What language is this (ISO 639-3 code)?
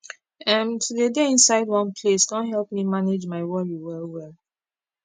pcm